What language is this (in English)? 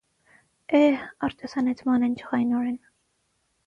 Armenian